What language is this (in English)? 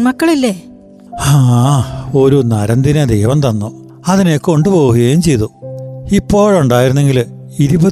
Malayalam